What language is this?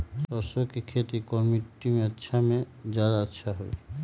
Magahi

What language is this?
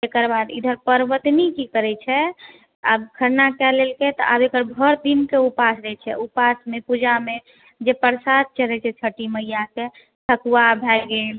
Maithili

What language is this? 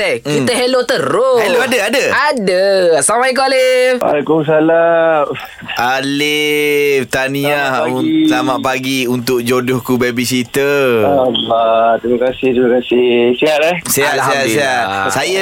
Malay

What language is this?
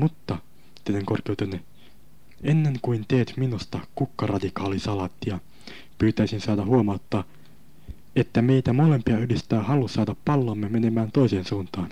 Finnish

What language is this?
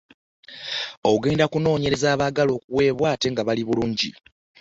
Ganda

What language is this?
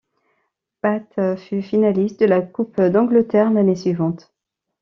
French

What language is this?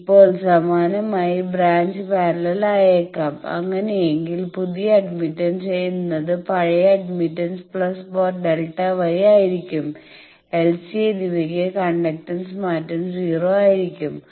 Malayalam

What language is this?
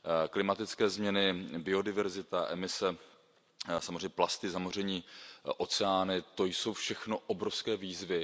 Czech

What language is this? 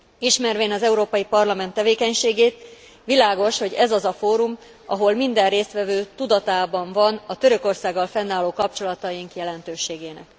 Hungarian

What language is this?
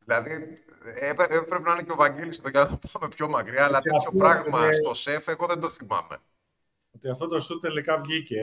Greek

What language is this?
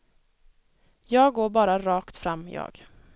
Swedish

